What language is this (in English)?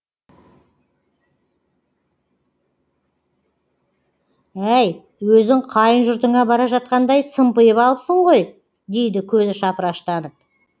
Kazakh